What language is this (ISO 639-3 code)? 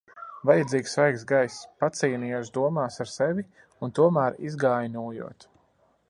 lav